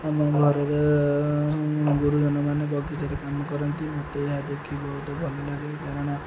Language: Odia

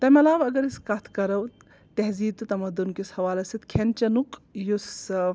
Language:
Kashmiri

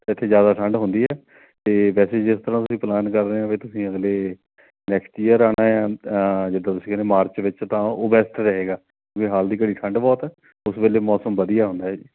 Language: Punjabi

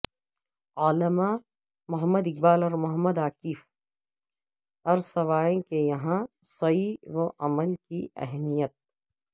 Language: Urdu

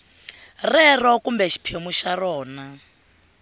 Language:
Tsonga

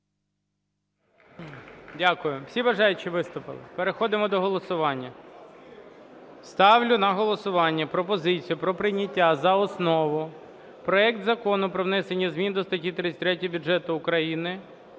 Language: Ukrainian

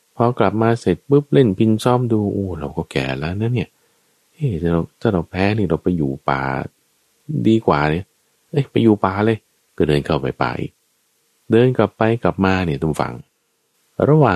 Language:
Thai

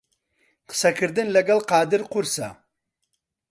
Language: Central Kurdish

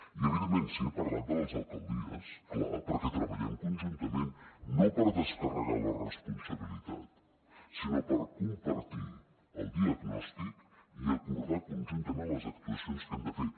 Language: Catalan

